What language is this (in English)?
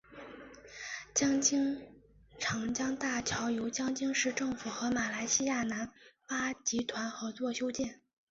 Chinese